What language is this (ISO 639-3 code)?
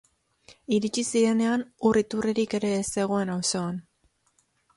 eus